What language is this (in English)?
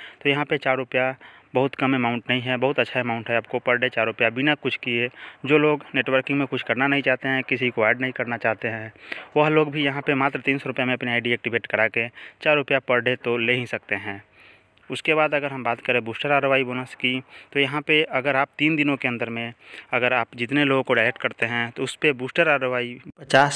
Hindi